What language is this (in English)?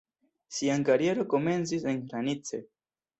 Esperanto